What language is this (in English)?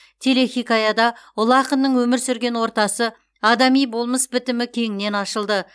Kazakh